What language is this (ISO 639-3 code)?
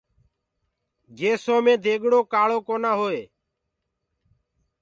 ggg